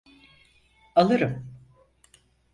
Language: Turkish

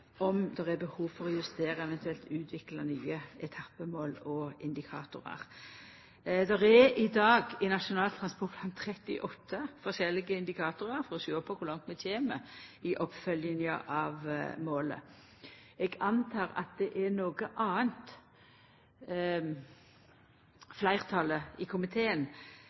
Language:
Norwegian Nynorsk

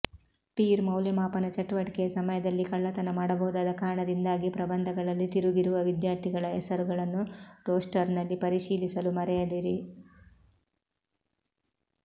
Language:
Kannada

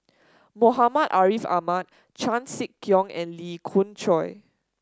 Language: English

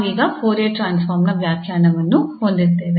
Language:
Kannada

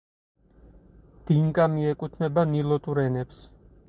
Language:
Georgian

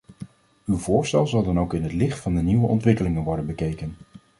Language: Dutch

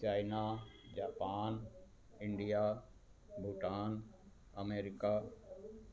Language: Sindhi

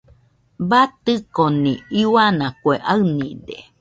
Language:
Nüpode Huitoto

